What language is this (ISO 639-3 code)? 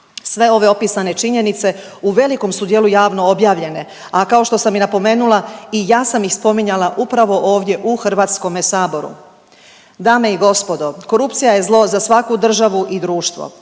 hrv